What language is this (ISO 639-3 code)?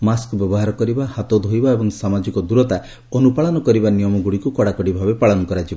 ori